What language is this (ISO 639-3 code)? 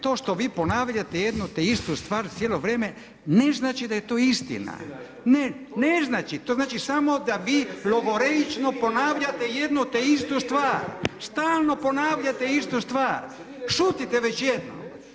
hrv